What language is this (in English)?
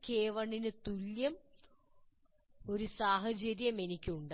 Malayalam